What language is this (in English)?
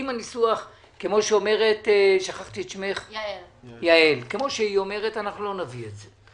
Hebrew